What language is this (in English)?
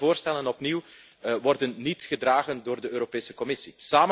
Dutch